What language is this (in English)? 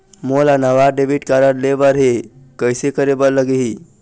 Chhattisgarhi